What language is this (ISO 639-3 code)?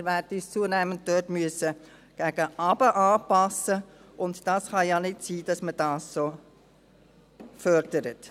gsw